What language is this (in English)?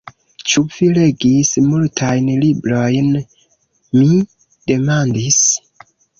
Esperanto